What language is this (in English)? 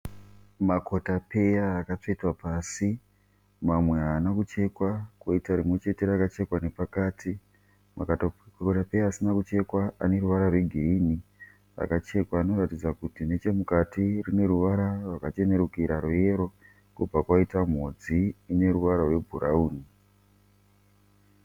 Shona